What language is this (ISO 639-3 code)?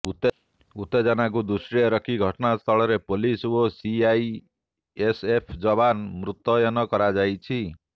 ori